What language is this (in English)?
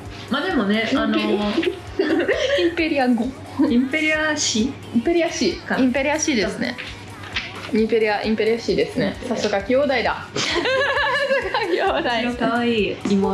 Japanese